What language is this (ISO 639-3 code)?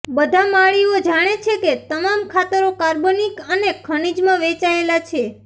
guj